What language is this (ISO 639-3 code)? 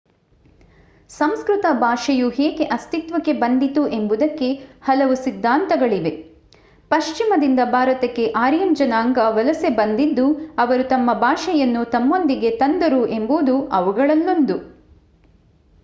kan